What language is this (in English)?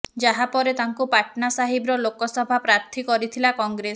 Odia